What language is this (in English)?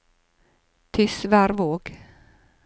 Norwegian